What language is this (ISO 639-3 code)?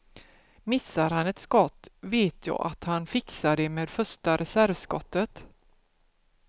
swe